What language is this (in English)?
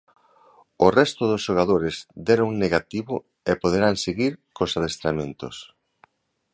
Galician